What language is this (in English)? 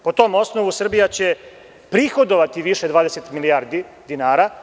Serbian